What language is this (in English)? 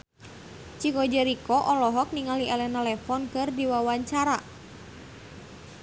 Sundanese